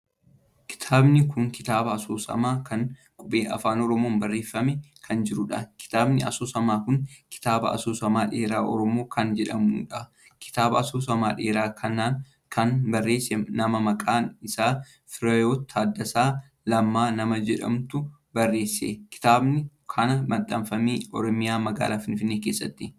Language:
Oromo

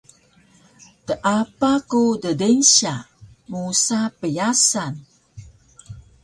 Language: Taroko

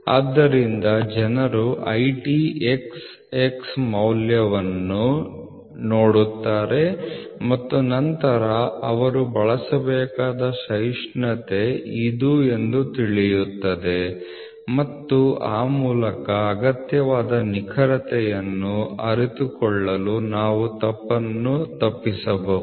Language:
Kannada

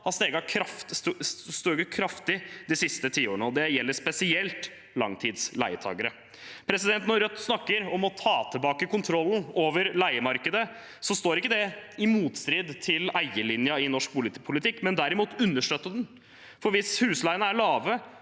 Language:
Norwegian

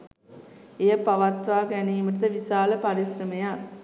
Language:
Sinhala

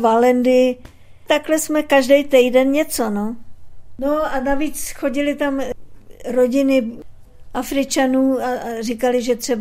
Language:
Czech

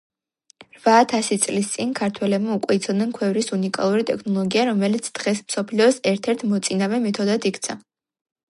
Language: Georgian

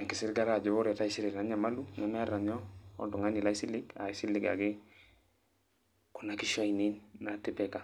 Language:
Masai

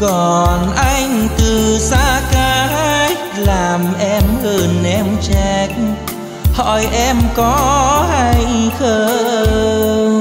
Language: Vietnamese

